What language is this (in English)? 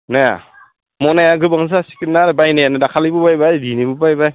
Bodo